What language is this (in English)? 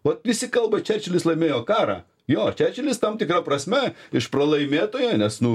Lithuanian